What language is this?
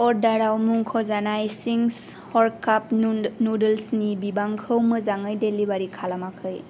Bodo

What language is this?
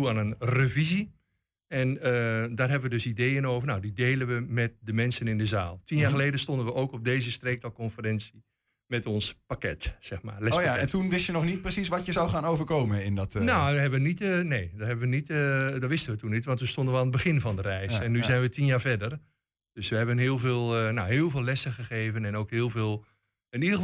Dutch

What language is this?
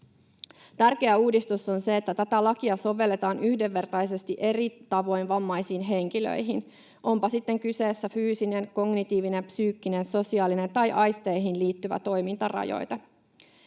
Finnish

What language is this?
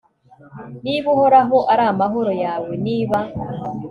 Kinyarwanda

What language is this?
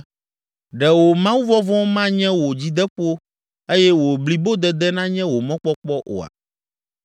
Ewe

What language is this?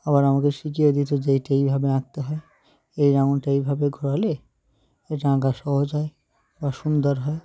Bangla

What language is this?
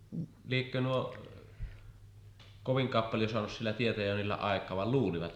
Finnish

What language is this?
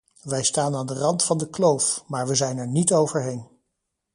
Dutch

